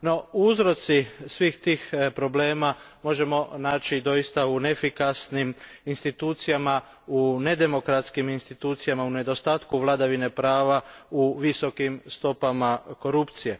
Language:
Croatian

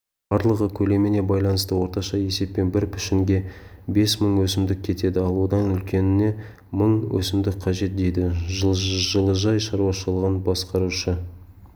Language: Kazakh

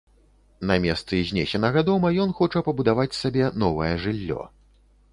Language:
Belarusian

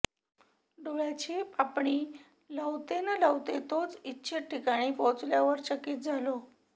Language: Marathi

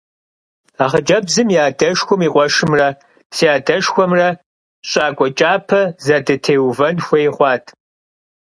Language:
Kabardian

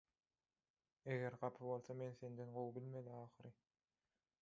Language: Turkmen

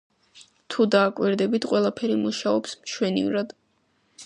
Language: Georgian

